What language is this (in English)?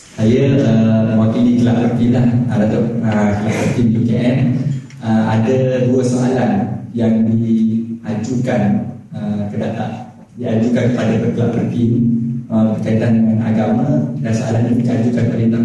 Malay